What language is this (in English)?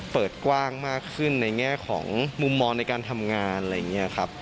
Thai